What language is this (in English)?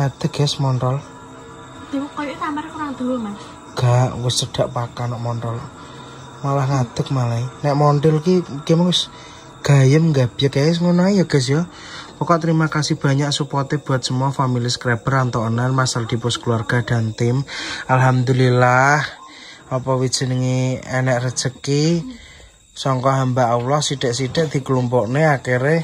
Indonesian